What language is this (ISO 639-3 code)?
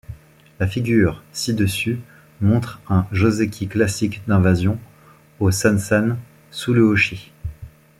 fra